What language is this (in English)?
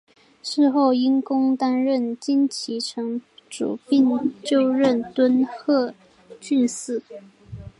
Chinese